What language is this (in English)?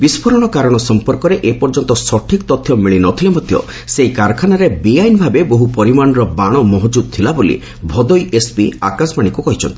Odia